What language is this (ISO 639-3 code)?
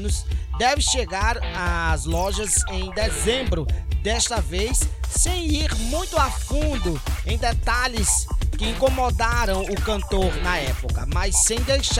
por